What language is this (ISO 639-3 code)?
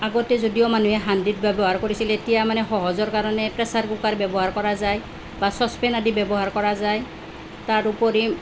asm